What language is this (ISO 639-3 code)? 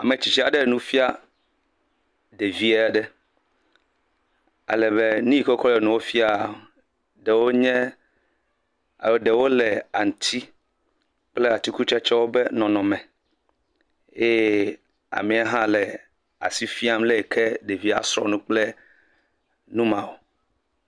ewe